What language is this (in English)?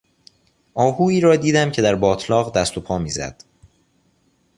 Persian